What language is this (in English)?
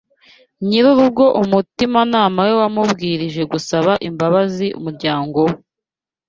Kinyarwanda